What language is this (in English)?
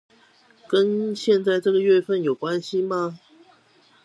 Chinese